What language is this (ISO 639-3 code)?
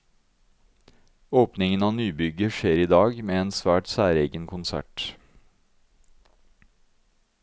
nor